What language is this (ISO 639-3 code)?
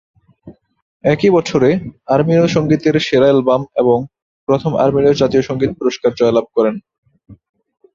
ben